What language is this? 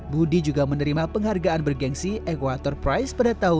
Indonesian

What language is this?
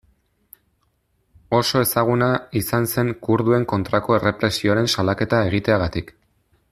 Basque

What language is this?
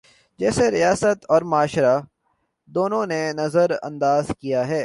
Urdu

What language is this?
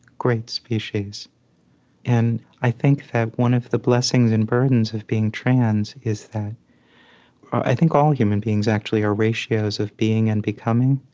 English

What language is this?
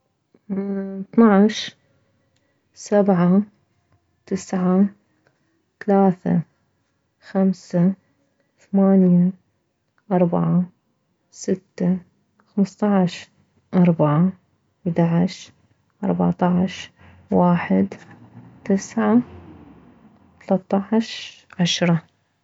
Mesopotamian Arabic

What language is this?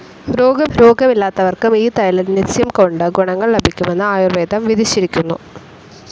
Malayalam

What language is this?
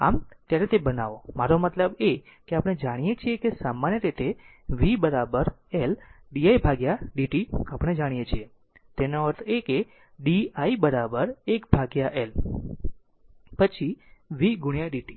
Gujarati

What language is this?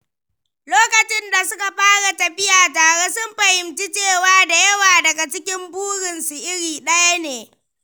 Hausa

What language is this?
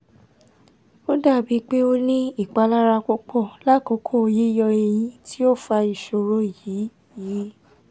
Yoruba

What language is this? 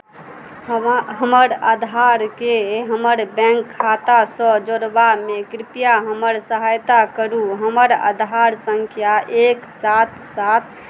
Maithili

